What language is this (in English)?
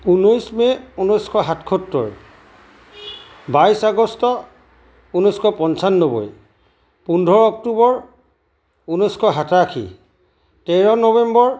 Assamese